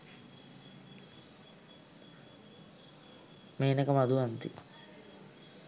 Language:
Sinhala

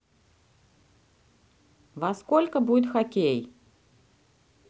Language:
Russian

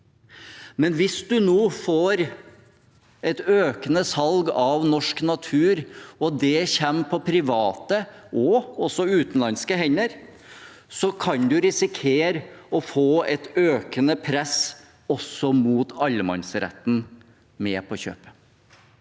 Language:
Norwegian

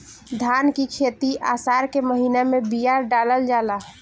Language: Bhojpuri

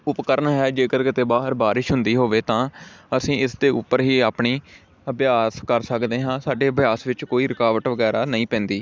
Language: Punjabi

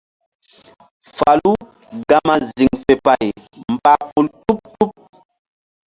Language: Mbum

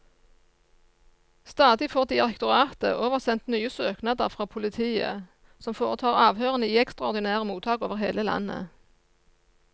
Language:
Norwegian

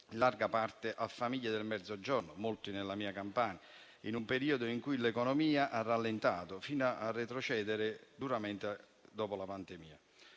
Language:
Italian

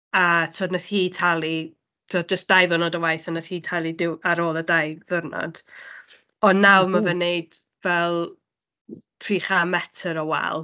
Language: Welsh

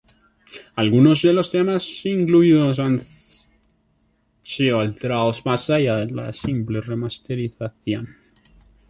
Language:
Spanish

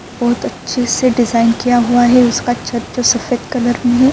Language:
Urdu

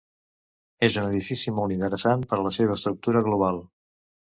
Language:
Catalan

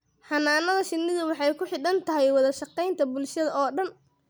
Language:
Somali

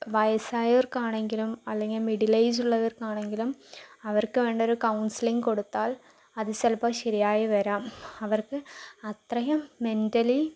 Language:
Malayalam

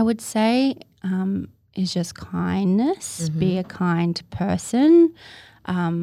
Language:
English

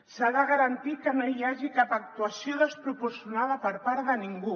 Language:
Catalan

